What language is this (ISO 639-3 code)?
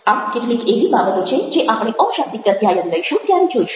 guj